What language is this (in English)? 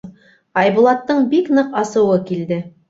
Bashkir